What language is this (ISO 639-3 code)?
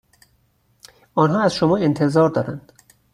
fas